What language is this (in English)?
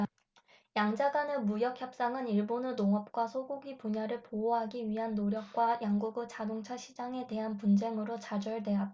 Korean